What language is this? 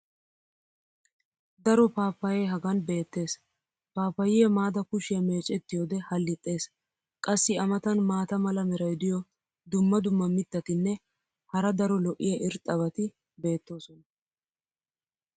Wolaytta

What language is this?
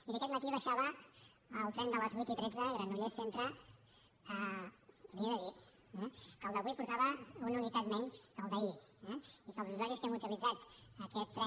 Catalan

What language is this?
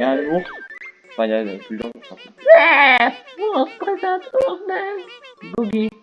French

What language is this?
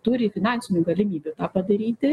Lithuanian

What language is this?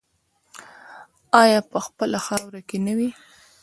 Pashto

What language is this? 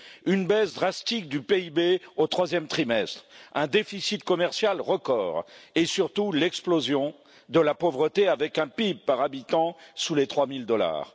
French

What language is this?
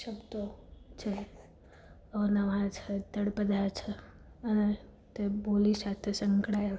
Gujarati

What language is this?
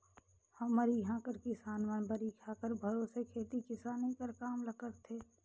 Chhattisgarhi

